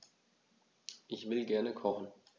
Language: German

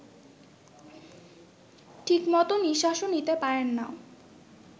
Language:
Bangla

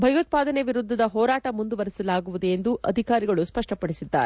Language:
Kannada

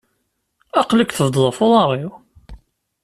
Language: Kabyle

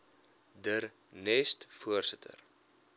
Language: Afrikaans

